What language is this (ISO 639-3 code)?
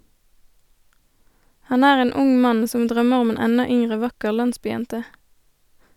nor